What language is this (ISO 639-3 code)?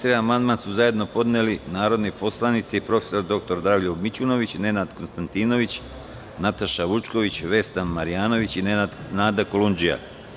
srp